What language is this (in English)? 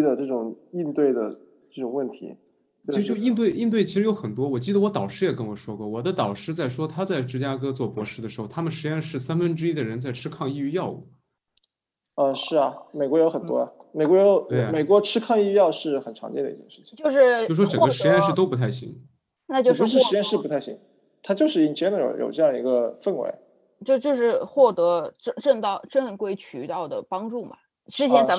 Chinese